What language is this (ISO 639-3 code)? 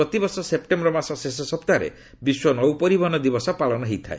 ori